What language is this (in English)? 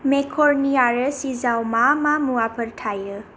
Bodo